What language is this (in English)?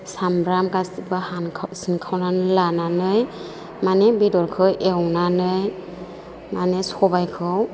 Bodo